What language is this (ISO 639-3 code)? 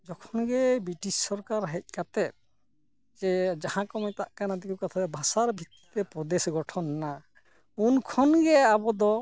sat